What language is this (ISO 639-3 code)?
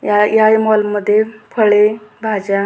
mar